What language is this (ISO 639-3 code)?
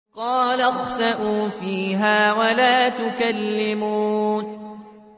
ara